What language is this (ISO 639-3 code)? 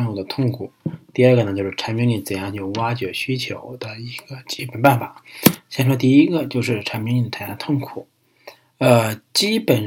zho